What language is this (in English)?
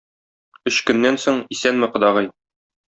Tatar